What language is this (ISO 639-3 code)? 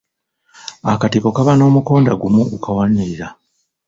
lug